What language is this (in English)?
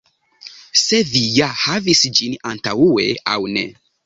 Esperanto